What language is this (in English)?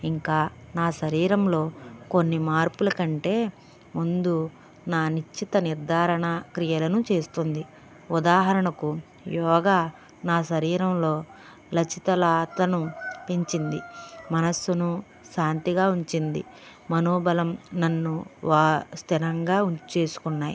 Telugu